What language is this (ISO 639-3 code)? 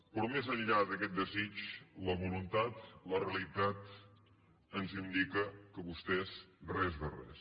cat